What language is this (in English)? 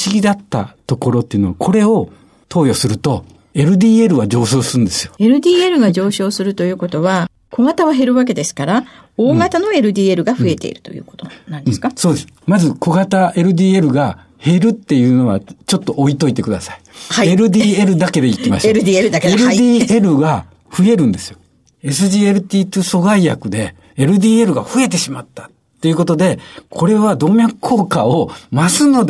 Japanese